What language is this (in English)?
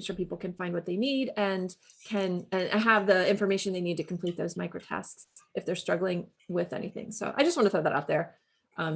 English